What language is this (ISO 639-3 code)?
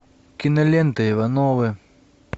rus